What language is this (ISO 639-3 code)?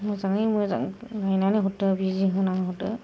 brx